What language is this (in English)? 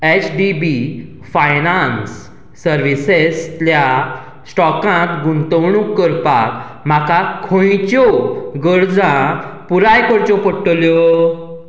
Konkani